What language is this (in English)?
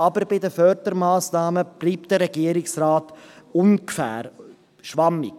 Swiss German